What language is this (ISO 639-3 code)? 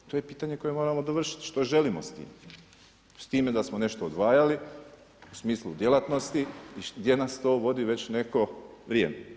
hrv